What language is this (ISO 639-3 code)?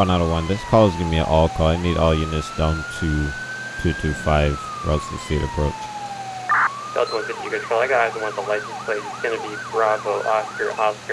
eng